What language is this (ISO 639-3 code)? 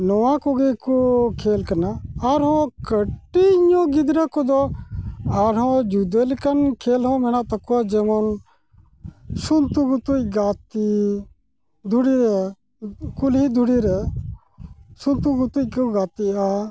sat